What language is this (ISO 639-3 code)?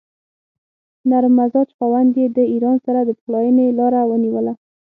pus